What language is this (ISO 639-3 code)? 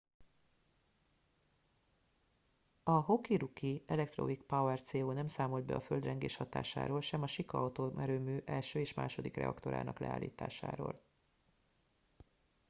hun